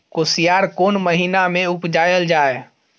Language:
Maithili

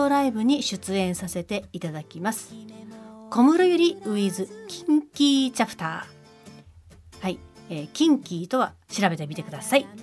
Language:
Japanese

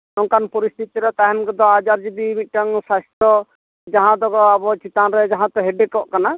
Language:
Santali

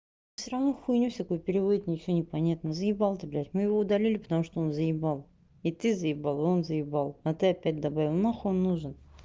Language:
Russian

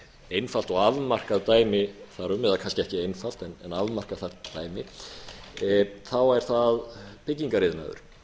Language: Icelandic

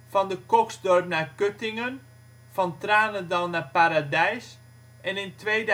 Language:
Dutch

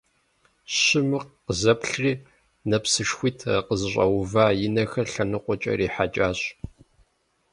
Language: Kabardian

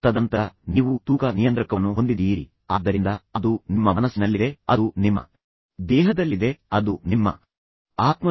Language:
Kannada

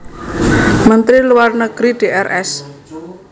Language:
Javanese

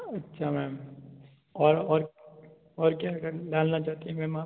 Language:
Hindi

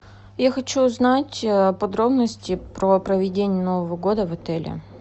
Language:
Russian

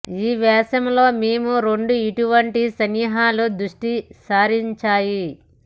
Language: Telugu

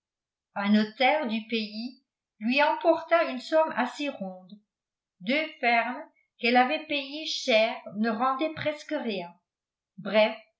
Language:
French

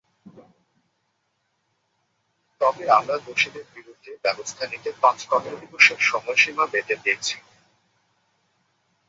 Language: Bangla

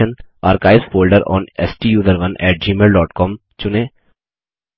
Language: Hindi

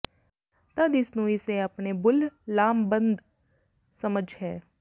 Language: Punjabi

